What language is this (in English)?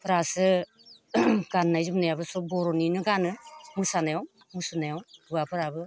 Bodo